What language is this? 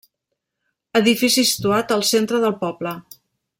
Catalan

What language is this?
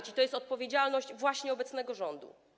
Polish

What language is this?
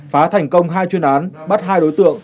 Vietnamese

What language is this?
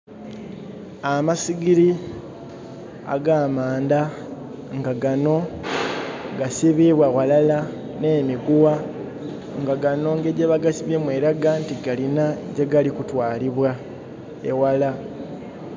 Soga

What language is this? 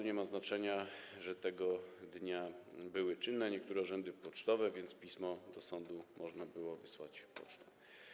Polish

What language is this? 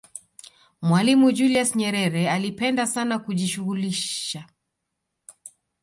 Swahili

